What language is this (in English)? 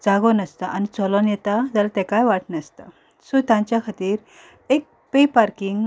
Konkani